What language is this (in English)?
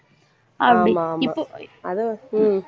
Tamil